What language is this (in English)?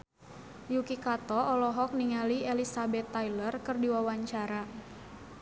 Sundanese